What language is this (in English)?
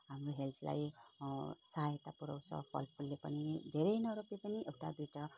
Nepali